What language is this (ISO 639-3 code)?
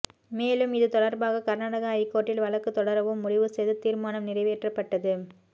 tam